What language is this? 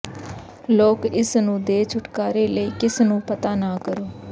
Punjabi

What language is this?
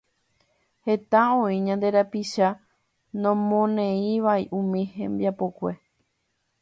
Guarani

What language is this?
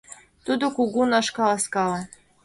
Mari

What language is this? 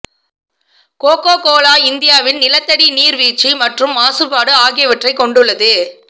Tamil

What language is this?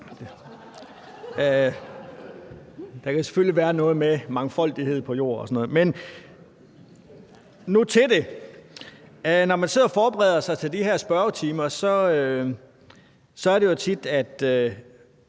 Danish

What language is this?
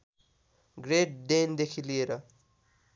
Nepali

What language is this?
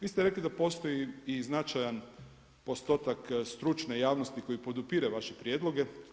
Croatian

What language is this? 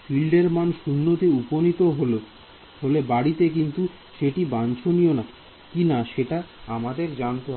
Bangla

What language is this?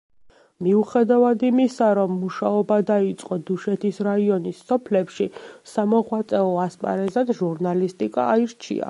Georgian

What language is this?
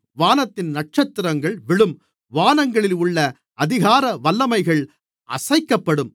Tamil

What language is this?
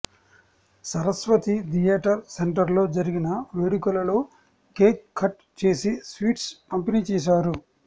Telugu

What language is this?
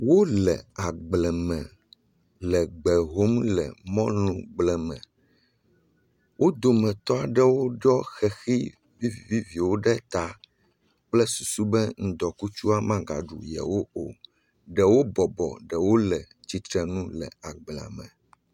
Ewe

